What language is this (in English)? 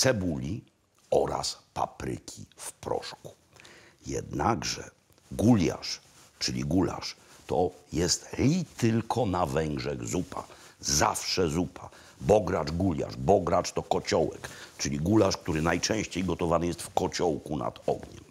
Polish